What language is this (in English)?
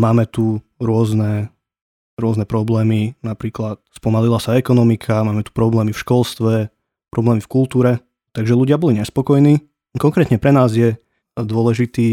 Slovak